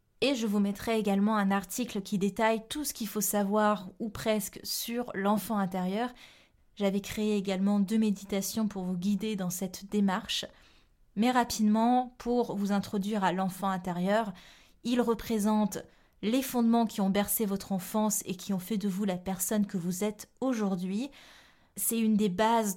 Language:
French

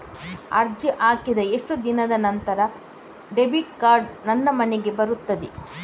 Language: Kannada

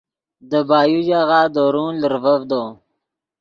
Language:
Yidgha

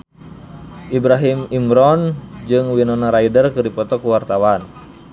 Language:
Sundanese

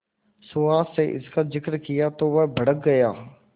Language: Hindi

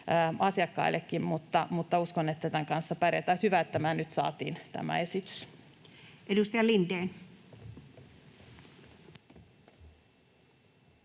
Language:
Finnish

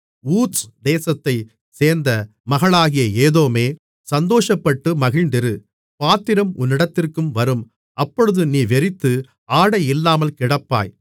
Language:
Tamil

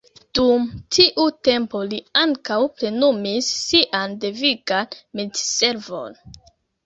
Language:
Esperanto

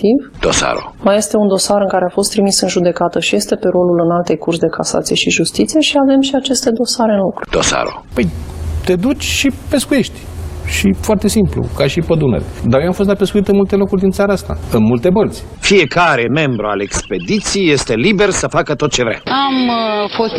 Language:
Romanian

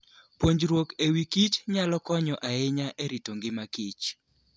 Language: Luo (Kenya and Tanzania)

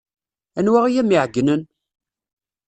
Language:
Kabyle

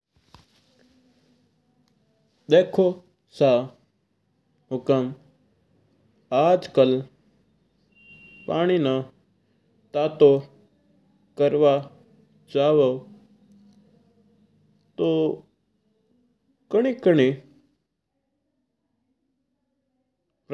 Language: Mewari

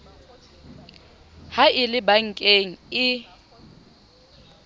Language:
Southern Sotho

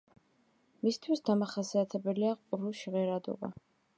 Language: Georgian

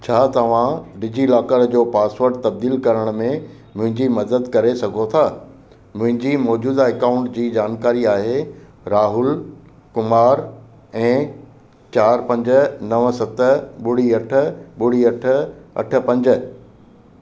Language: Sindhi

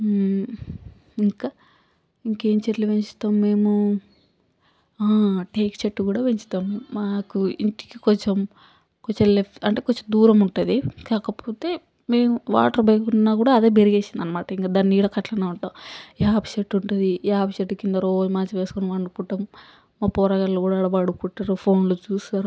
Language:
Telugu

